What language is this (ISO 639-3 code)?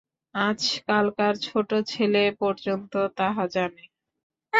ben